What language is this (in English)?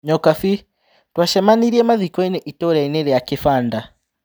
Kikuyu